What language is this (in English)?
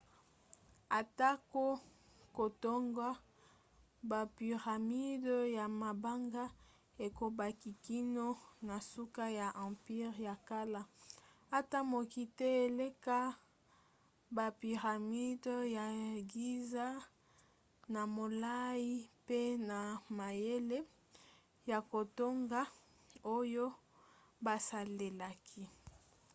Lingala